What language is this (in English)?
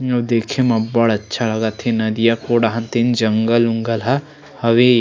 Chhattisgarhi